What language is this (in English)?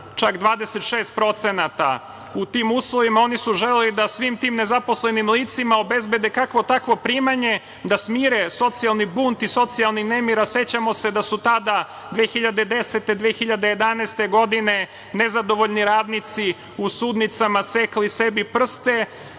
Serbian